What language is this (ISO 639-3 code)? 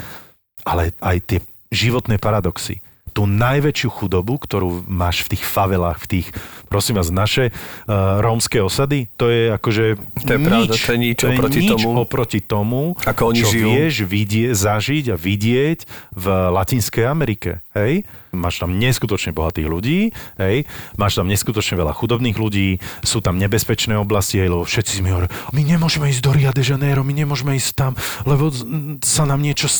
slk